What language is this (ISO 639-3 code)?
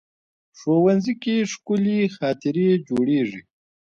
pus